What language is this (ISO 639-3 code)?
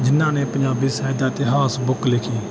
pan